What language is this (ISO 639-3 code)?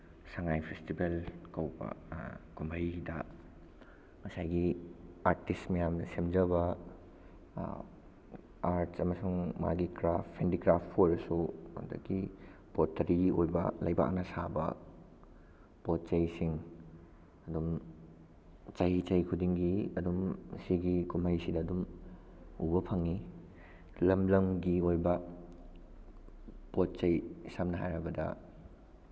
mni